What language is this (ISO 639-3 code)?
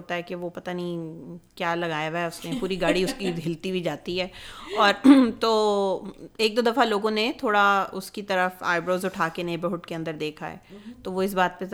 urd